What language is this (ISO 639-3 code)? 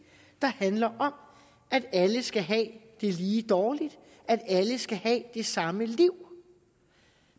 dan